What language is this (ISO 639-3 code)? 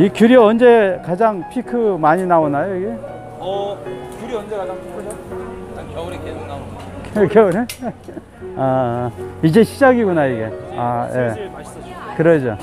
kor